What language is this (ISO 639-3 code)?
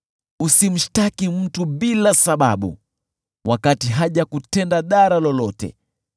swa